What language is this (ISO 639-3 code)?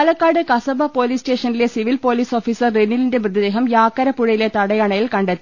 mal